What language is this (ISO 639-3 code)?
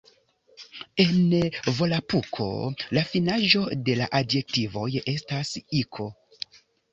epo